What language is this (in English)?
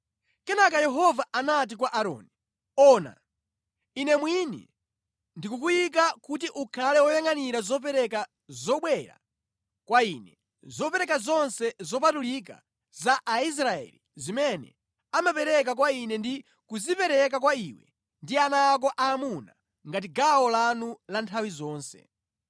Nyanja